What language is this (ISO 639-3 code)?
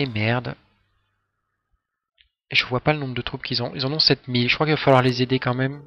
fra